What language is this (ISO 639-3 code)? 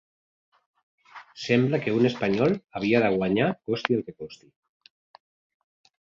cat